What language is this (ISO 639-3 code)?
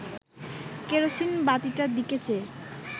ben